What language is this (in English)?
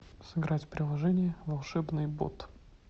Russian